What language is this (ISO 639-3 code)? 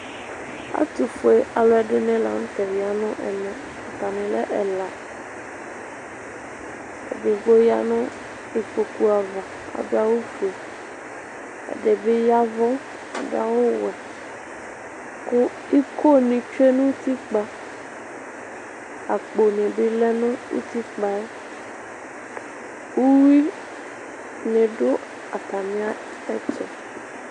kpo